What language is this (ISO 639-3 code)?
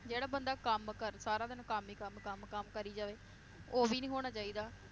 pan